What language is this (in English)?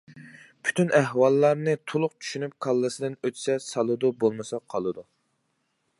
Uyghur